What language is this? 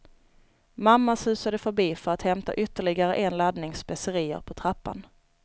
Swedish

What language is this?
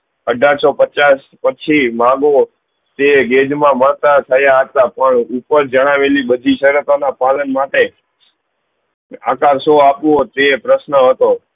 Gujarati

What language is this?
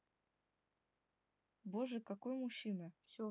Russian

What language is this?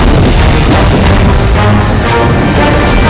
Indonesian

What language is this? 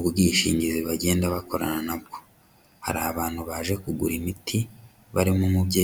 Kinyarwanda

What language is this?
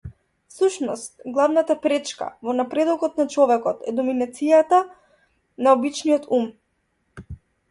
Macedonian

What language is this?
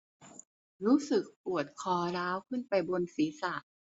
Thai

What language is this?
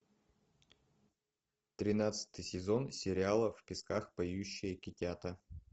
Russian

